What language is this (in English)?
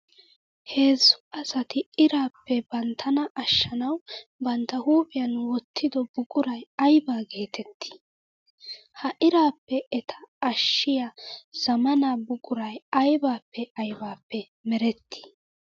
Wolaytta